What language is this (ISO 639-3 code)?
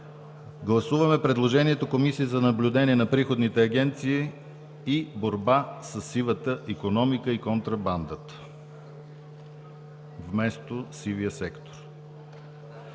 bul